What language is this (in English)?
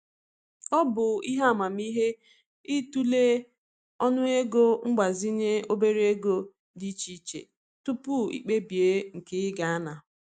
Igbo